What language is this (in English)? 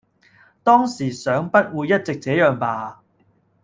Cantonese